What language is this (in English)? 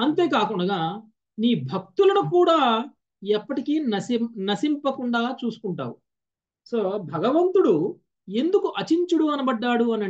Telugu